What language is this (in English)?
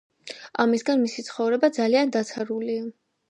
Georgian